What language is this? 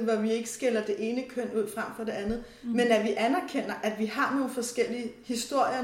Danish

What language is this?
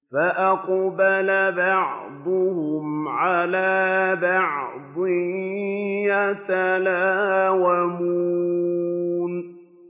Arabic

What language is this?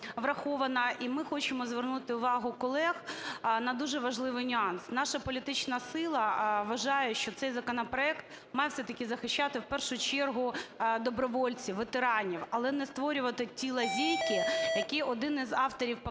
Ukrainian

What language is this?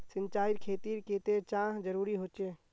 Magahi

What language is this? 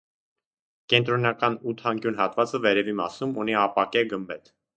Armenian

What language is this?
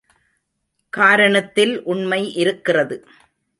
Tamil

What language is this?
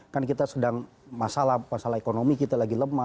Indonesian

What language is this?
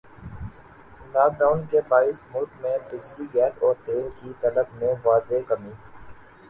Urdu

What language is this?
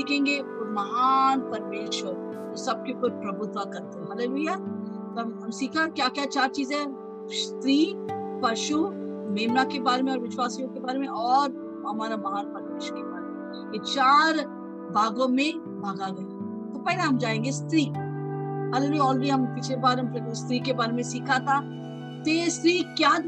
Hindi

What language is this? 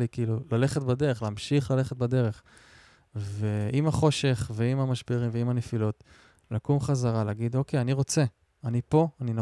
Hebrew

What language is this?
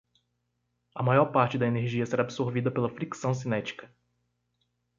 Portuguese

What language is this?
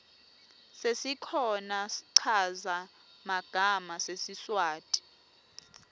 Swati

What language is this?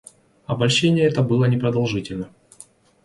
Russian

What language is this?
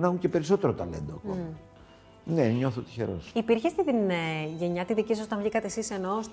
Greek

